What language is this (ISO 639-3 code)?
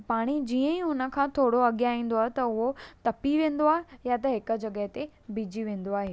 snd